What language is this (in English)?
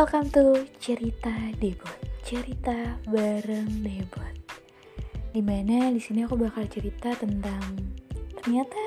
Indonesian